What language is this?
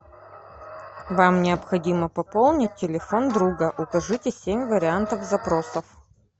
Russian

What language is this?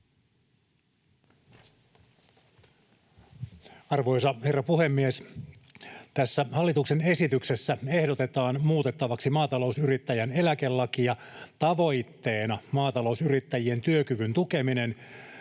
Finnish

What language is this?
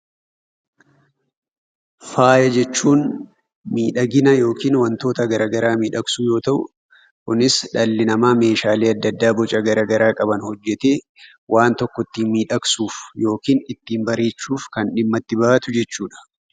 Oromo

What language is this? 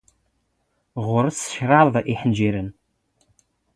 Standard Moroccan Tamazight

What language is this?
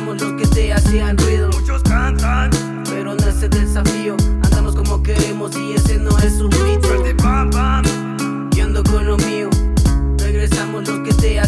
Spanish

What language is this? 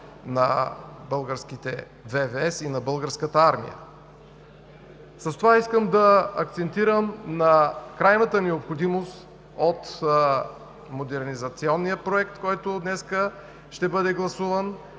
Bulgarian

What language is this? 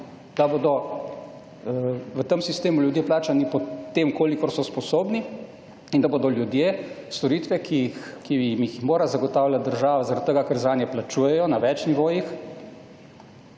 Slovenian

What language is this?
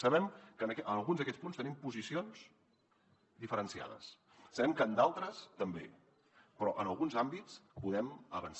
Catalan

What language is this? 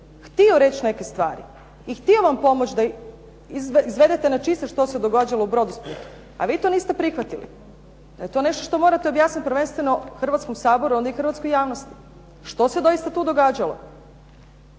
Croatian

